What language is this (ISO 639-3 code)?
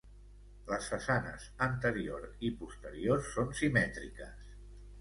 cat